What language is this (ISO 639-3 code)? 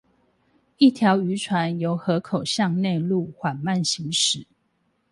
zho